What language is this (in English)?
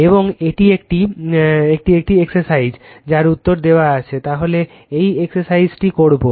Bangla